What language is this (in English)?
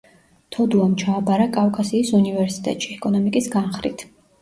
Georgian